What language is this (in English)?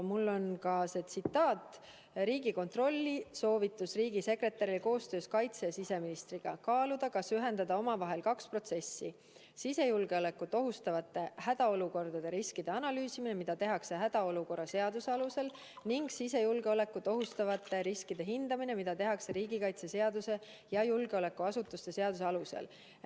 Estonian